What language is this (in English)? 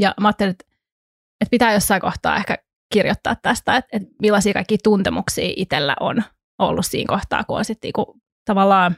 Finnish